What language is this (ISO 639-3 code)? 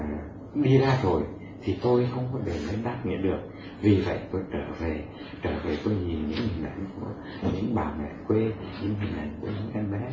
vie